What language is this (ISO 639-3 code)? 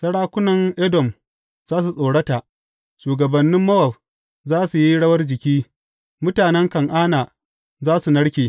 hau